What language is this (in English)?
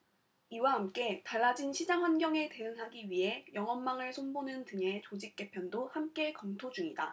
Korean